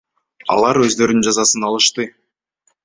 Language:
Kyrgyz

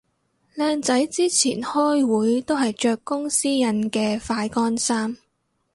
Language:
Cantonese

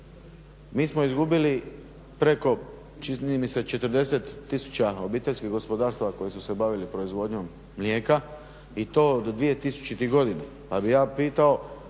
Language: Croatian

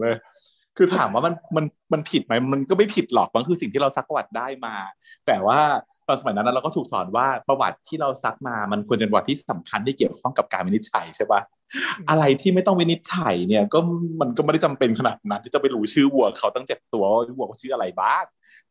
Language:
Thai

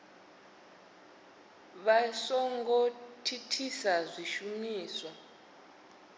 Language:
Venda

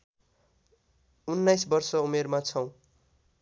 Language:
Nepali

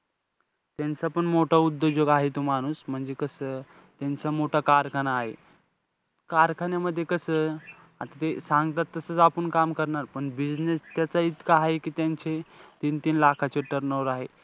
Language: Marathi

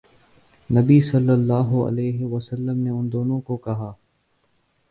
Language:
Urdu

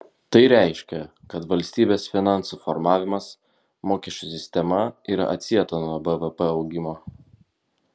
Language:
Lithuanian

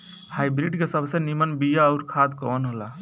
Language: Bhojpuri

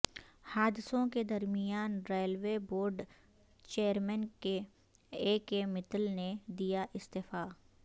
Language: Urdu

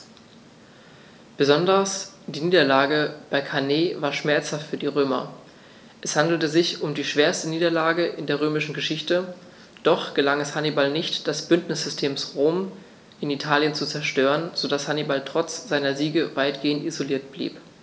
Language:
German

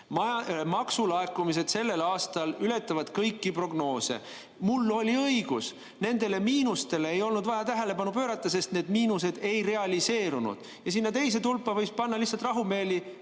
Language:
Estonian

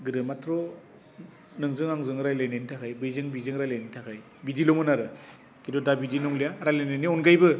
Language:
Bodo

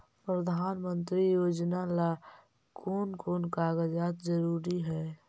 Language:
Magahi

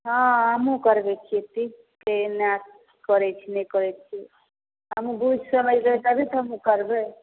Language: Maithili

